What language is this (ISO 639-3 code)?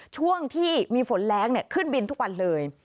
tha